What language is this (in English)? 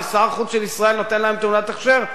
Hebrew